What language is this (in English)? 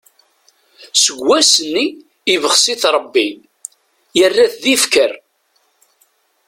Kabyle